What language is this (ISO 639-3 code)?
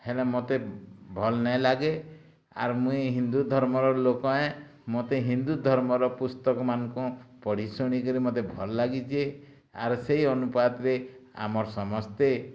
ori